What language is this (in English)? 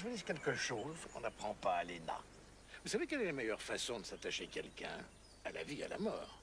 French